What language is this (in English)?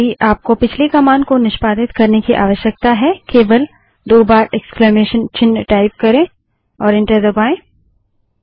Hindi